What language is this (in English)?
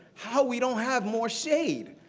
English